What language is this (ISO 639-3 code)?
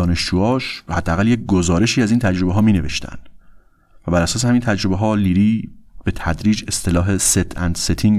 fas